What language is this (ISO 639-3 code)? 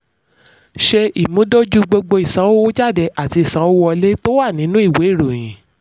yor